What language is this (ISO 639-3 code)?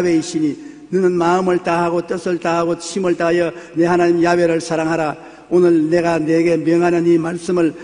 kor